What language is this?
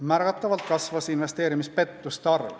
Estonian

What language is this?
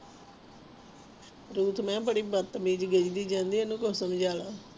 Punjabi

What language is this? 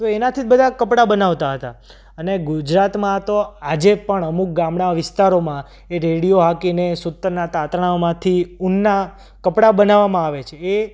Gujarati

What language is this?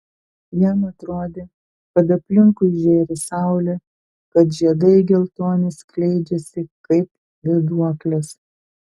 Lithuanian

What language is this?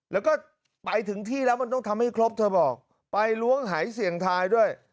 Thai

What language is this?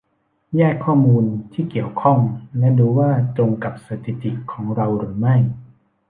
Thai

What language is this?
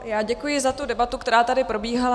Czech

